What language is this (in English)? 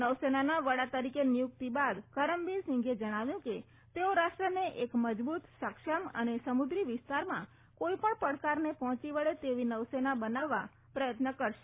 Gujarati